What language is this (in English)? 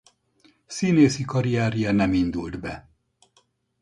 Hungarian